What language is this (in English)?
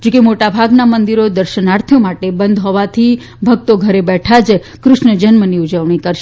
Gujarati